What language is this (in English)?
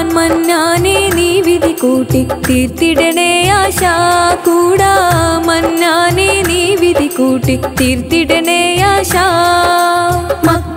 Malayalam